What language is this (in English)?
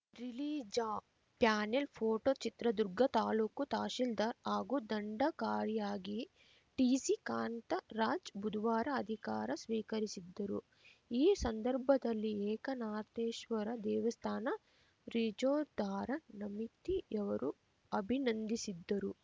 Kannada